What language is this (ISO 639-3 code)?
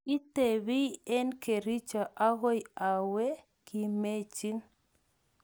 kln